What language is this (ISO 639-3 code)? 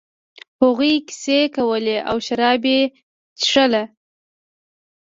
pus